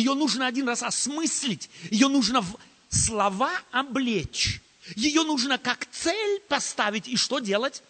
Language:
Russian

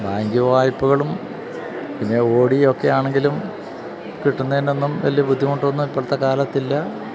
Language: Malayalam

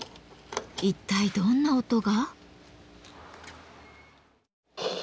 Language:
Japanese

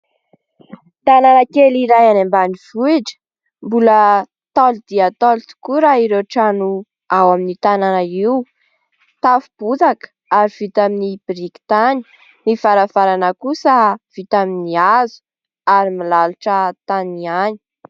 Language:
Malagasy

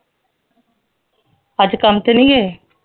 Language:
Punjabi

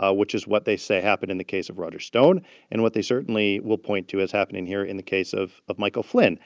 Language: English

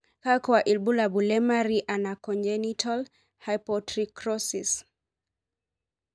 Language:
Masai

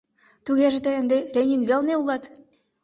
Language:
Mari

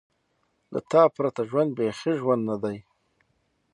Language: Pashto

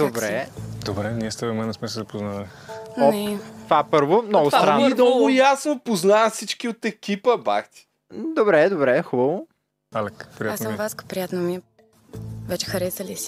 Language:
Bulgarian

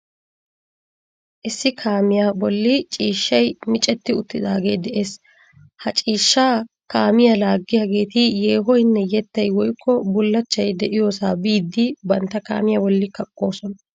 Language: Wolaytta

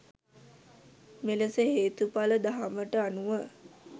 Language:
Sinhala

